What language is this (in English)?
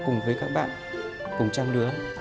Vietnamese